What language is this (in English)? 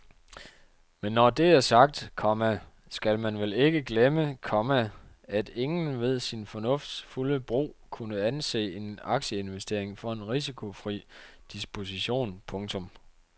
Danish